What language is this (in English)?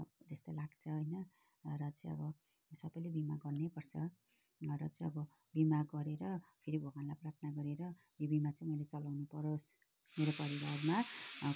Nepali